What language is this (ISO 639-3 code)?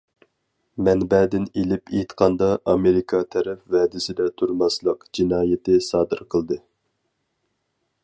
uig